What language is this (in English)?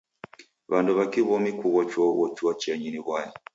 Taita